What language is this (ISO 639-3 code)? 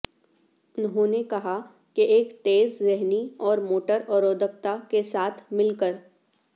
urd